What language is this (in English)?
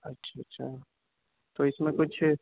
Urdu